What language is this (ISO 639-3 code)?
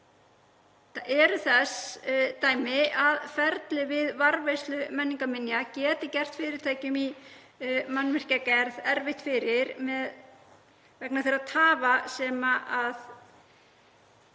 isl